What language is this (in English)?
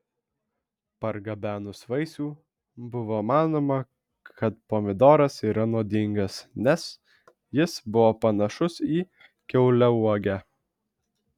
Lithuanian